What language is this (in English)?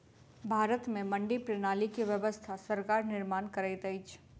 Maithili